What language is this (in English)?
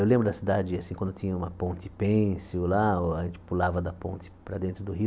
Portuguese